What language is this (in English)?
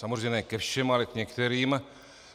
Czech